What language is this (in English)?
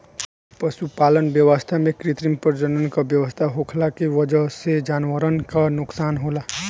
Bhojpuri